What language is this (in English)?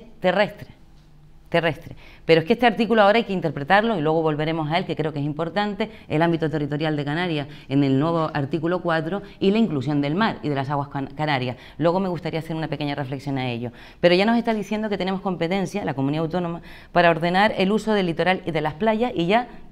Spanish